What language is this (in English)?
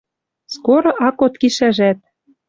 Western Mari